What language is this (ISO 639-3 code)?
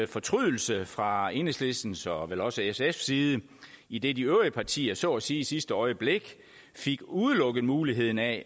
dan